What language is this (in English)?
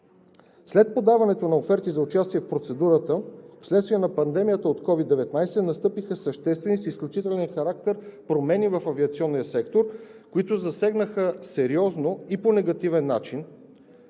Bulgarian